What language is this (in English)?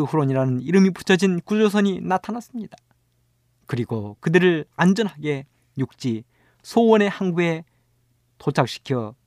Korean